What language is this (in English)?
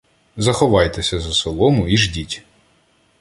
Ukrainian